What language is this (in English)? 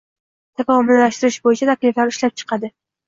Uzbek